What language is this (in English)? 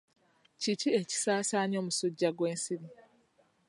Ganda